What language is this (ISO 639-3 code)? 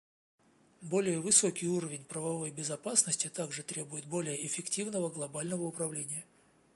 rus